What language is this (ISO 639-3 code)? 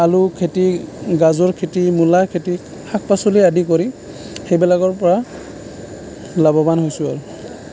asm